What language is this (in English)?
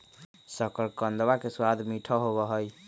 Magahi